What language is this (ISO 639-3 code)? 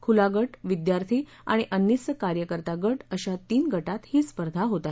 mar